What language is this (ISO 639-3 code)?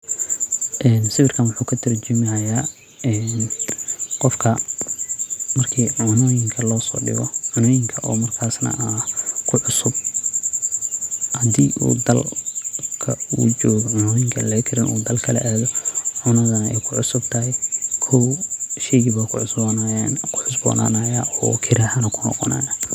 som